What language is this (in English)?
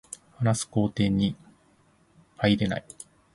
Japanese